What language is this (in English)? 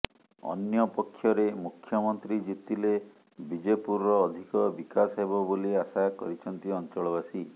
Odia